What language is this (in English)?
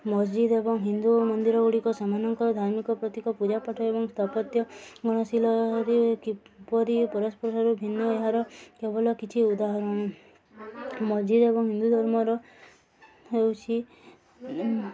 Odia